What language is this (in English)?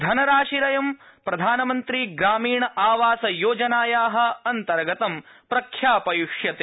Sanskrit